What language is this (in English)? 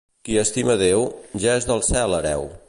Catalan